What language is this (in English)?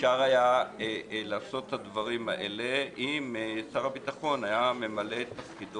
Hebrew